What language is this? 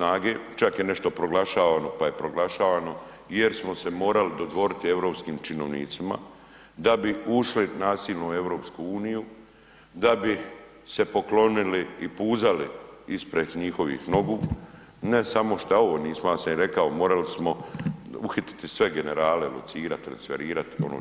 Croatian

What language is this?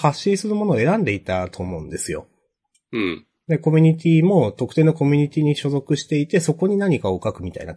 Japanese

